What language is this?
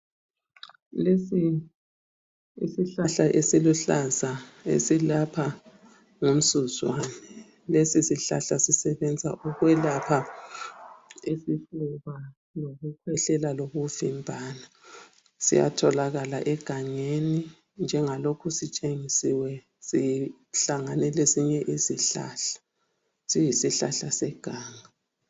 North Ndebele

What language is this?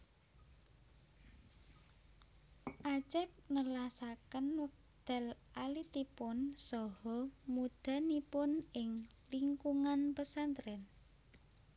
Javanese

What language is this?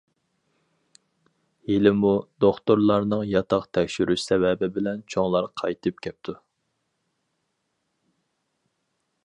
Uyghur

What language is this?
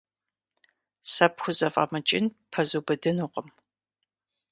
Kabardian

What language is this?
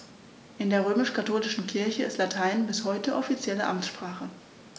German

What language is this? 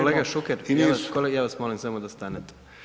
Croatian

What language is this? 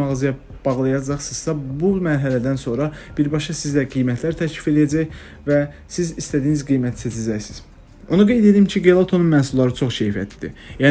Turkish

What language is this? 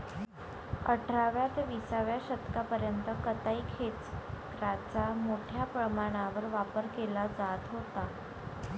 Marathi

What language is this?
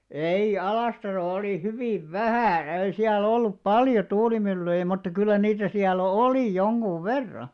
Finnish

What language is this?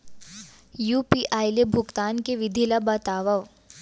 Chhattisgarhi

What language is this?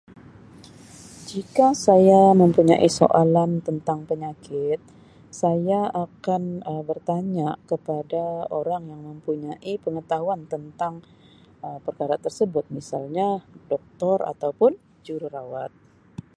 Sabah Malay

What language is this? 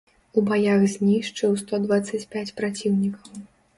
Belarusian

